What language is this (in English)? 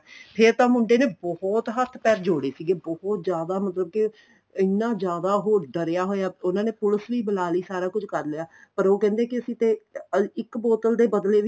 Punjabi